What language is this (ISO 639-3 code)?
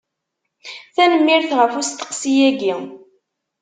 kab